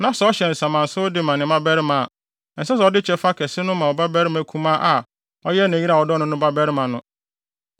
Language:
Akan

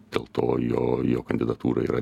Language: Lithuanian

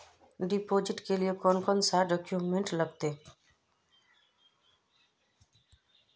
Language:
Magahi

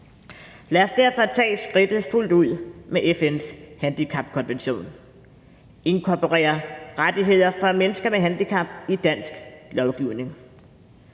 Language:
Danish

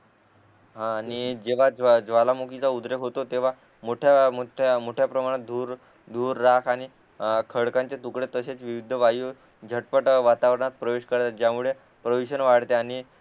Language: Marathi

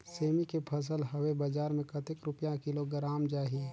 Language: Chhattisgarhi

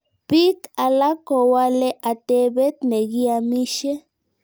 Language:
Kalenjin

